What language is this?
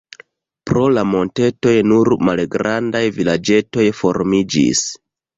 Esperanto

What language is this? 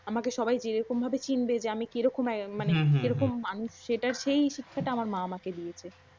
Bangla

